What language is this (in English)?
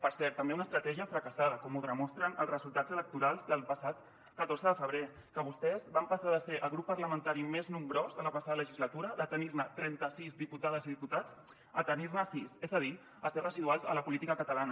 Catalan